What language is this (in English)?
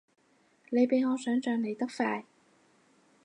Cantonese